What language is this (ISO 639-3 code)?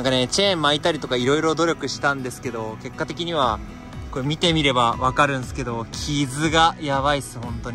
jpn